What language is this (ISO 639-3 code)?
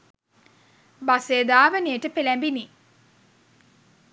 sin